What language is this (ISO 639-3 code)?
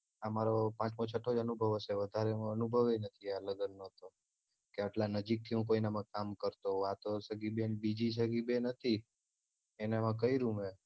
guj